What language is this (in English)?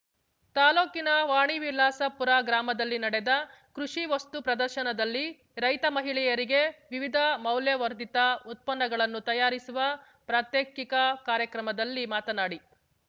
Kannada